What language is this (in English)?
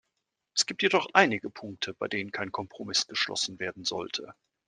German